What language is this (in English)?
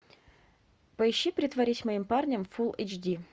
Russian